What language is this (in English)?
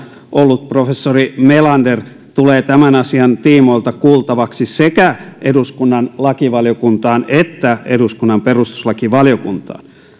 Finnish